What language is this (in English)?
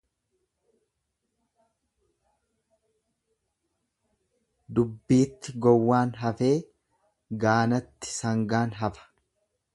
Oromo